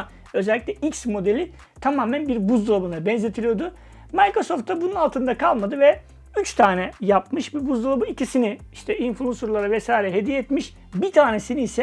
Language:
Turkish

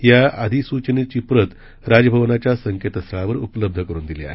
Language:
Marathi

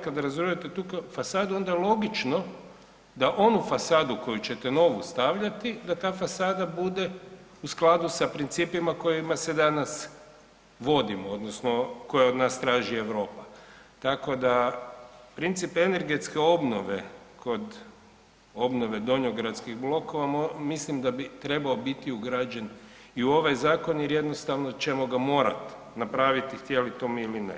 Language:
Croatian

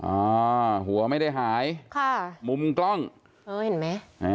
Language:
Thai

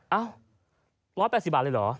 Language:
Thai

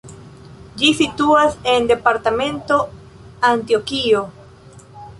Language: Esperanto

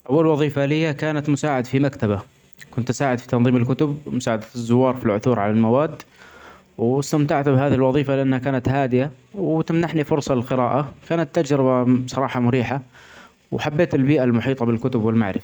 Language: Omani Arabic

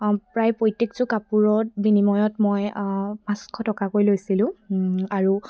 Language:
Assamese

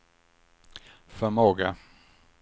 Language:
Swedish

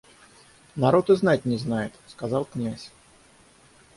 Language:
Russian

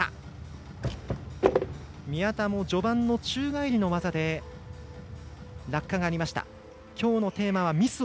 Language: Japanese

